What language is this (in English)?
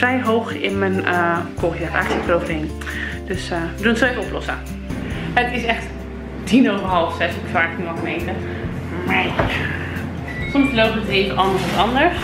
Dutch